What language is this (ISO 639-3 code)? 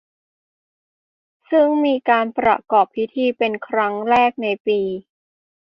tha